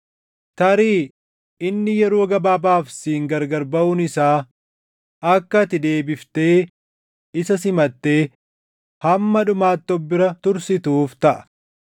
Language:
Oromo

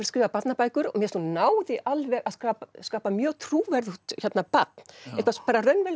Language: Icelandic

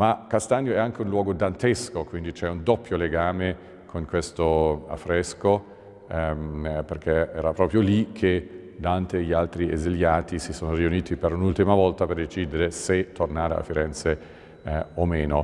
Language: Italian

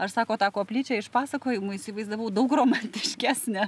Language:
Lithuanian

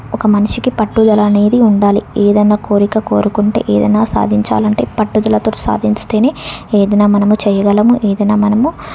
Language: Telugu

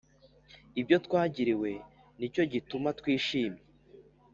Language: Kinyarwanda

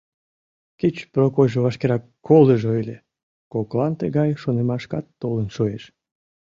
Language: Mari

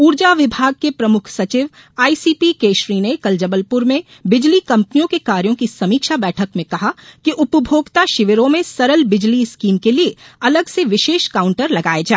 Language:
Hindi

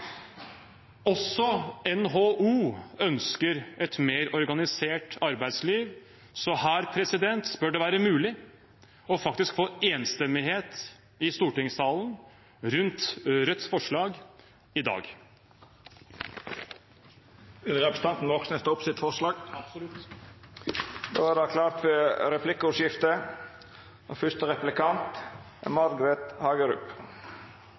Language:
Norwegian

